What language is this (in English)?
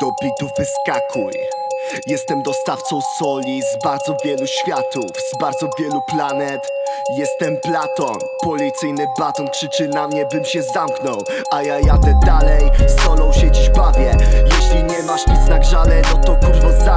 Polish